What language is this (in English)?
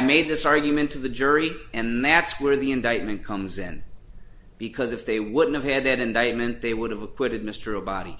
English